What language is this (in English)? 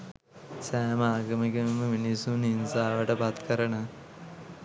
Sinhala